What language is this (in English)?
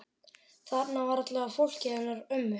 Icelandic